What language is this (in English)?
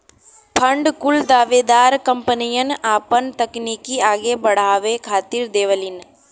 Bhojpuri